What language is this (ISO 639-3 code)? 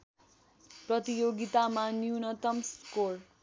nep